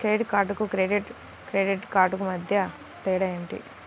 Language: Telugu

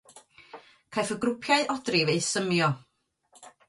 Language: Welsh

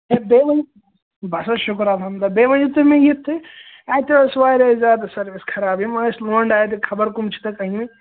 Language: Kashmiri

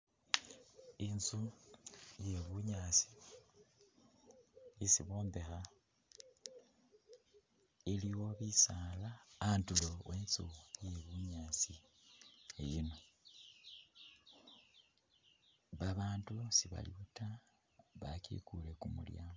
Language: Masaaba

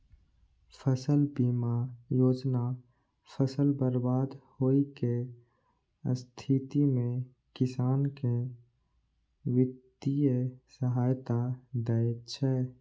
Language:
Maithili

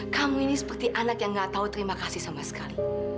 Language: Indonesian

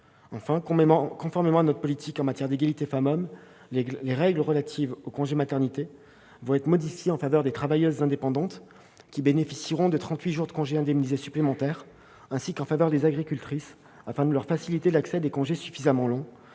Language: French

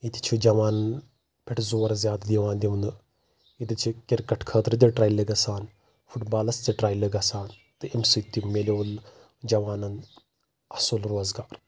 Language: Kashmiri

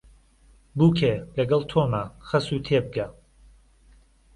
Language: Central Kurdish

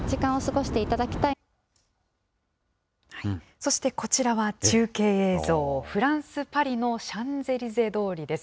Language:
Japanese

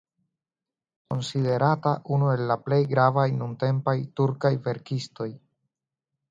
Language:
Esperanto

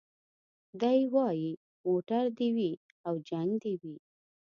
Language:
Pashto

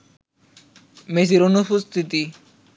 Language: Bangla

